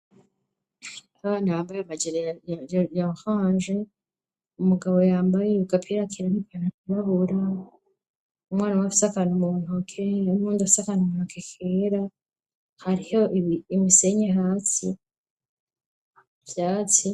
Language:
Rundi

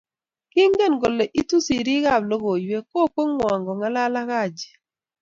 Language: Kalenjin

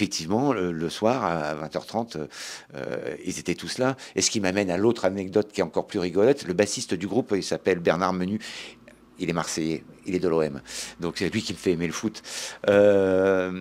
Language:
French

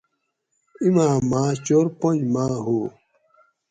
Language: Gawri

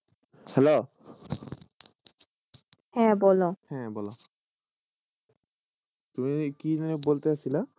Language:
Bangla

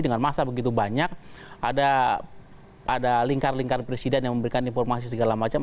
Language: Indonesian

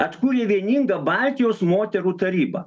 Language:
Lithuanian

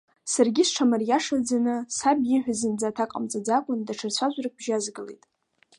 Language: Abkhazian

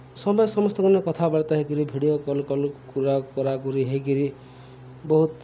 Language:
Odia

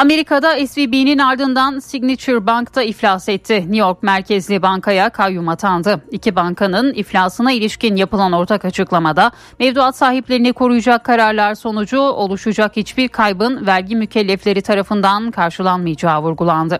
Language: Turkish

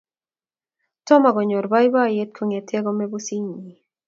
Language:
Kalenjin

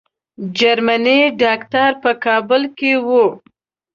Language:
Pashto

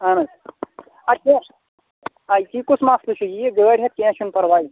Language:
Kashmiri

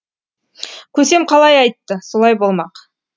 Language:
Kazakh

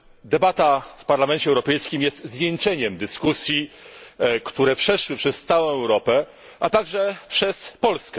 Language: Polish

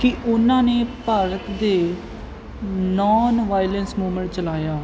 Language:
Punjabi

